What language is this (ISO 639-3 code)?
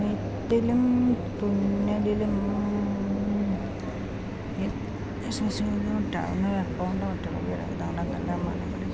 mal